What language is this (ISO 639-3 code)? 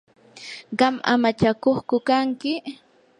qur